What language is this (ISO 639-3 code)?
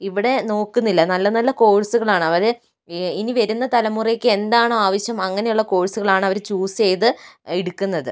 mal